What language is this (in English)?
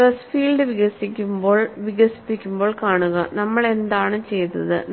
Malayalam